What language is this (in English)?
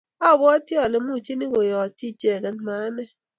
Kalenjin